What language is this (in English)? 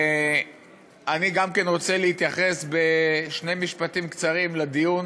Hebrew